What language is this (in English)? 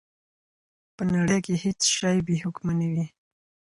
Pashto